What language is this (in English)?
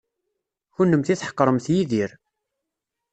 Kabyle